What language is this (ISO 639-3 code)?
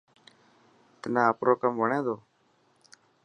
mki